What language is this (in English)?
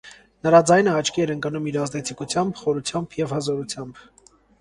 Armenian